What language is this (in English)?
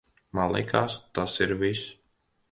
Latvian